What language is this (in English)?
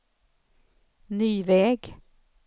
Swedish